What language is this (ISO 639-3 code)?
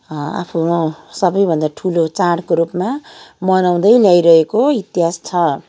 nep